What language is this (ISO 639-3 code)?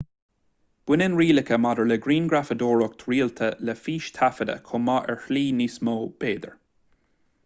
gle